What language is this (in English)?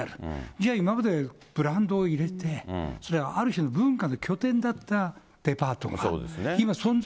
Japanese